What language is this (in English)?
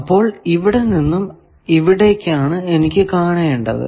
Malayalam